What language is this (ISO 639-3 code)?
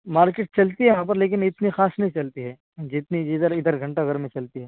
urd